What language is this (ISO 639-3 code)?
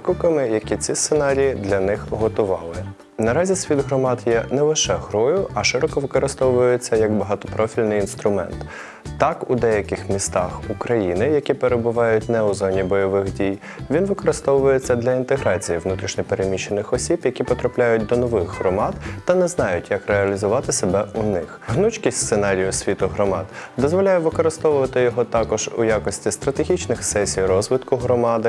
ukr